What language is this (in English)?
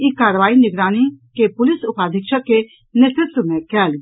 Maithili